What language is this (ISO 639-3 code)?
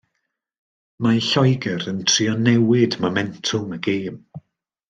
cym